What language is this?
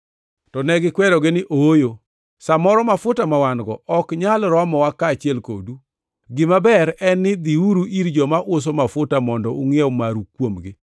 Luo (Kenya and Tanzania)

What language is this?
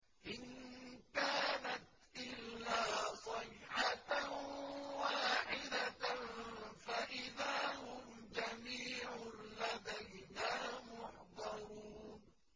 Arabic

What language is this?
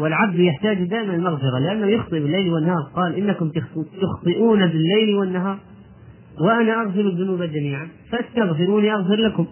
Arabic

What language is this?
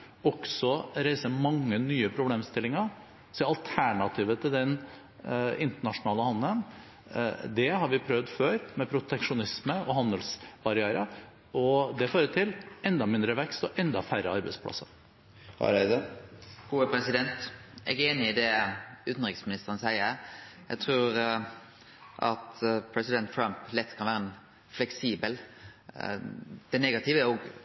Norwegian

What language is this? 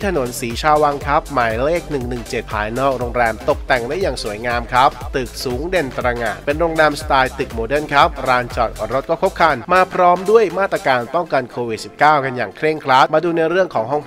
Thai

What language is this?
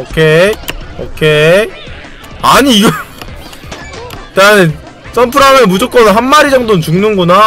Korean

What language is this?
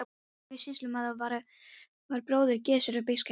Icelandic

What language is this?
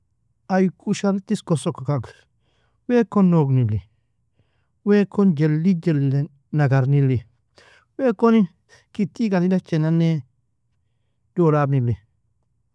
Nobiin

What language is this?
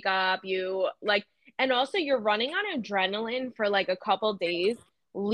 English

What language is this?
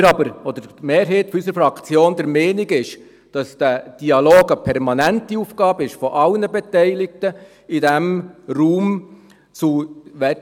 Swiss German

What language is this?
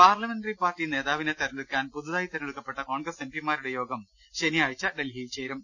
Malayalam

